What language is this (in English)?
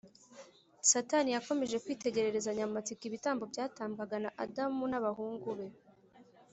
Kinyarwanda